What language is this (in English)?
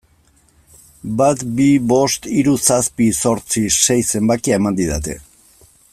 Basque